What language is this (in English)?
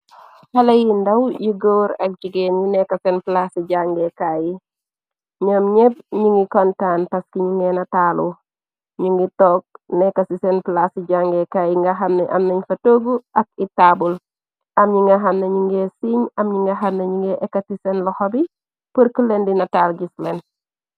Wolof